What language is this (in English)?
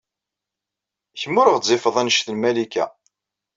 Kabyle